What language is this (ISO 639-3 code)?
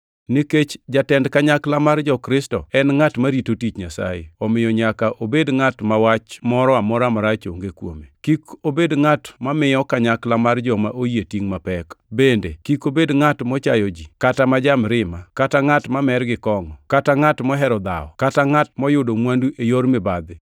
luo